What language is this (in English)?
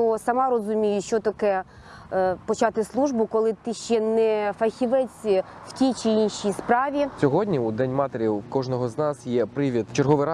Ukrainian